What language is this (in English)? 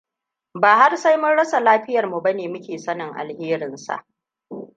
Hausa